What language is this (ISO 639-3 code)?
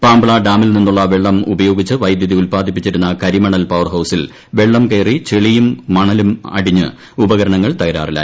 mal